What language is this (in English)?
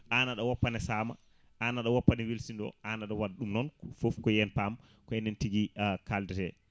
Fula